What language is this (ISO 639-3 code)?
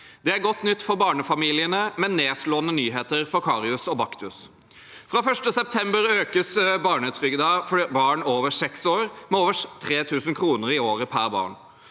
nor